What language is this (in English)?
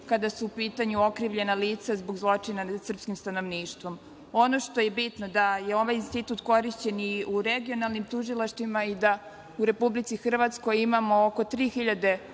Serbian